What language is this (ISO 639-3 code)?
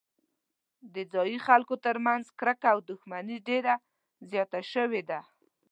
pus